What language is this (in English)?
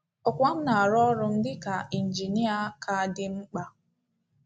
Igbo